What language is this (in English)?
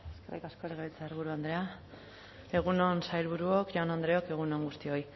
Basque